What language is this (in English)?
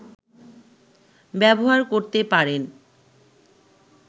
Bangla